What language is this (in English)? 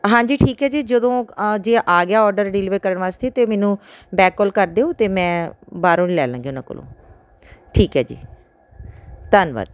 Punjabi